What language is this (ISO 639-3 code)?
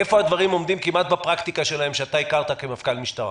heb